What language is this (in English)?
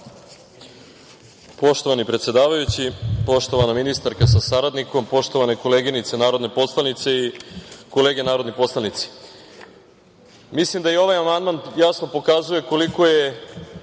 Serbian